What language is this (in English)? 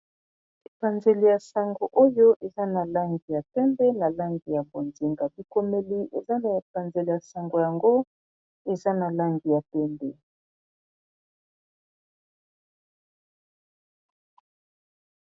Lingala